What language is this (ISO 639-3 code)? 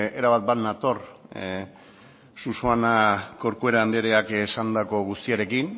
eus